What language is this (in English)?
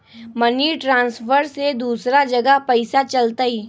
Magahi